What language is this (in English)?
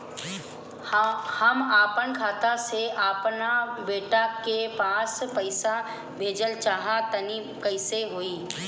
Bhojpuri